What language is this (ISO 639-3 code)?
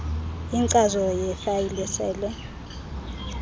xho